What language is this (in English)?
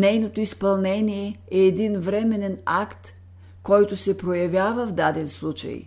Bulgarian